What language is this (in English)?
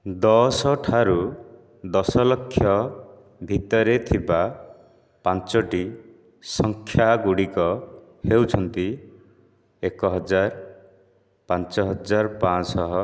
Odia